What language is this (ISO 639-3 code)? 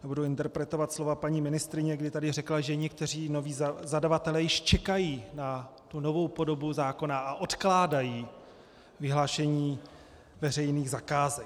ces